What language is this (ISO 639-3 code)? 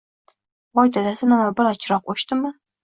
uzb